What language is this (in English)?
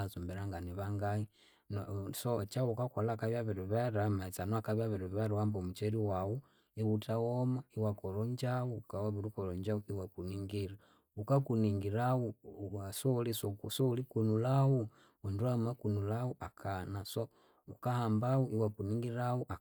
Konzo